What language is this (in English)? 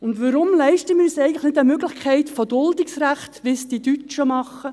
Swiss German